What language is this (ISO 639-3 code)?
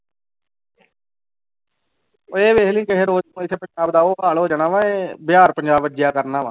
pan